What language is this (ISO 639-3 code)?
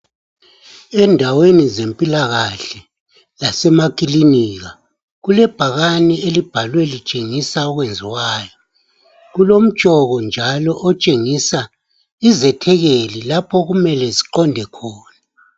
nde